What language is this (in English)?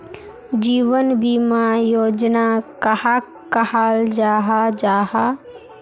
Magahi